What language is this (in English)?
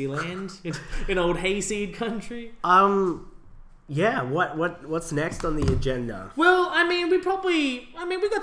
English